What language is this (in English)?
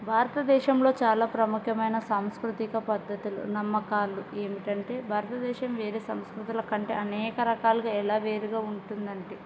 Telugu